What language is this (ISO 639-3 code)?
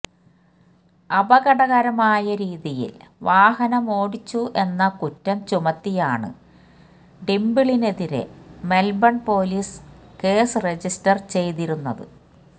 mal